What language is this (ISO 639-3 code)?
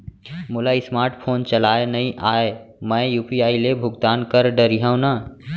hne